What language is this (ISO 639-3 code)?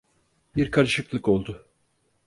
tur